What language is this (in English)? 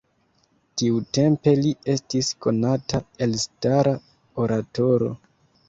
Esperanto